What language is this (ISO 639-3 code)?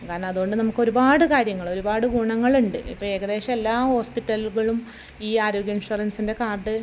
mal